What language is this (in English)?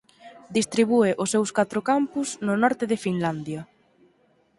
Galician